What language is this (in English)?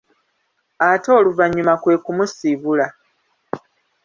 Ganda